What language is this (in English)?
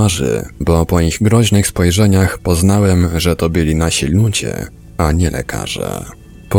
Polish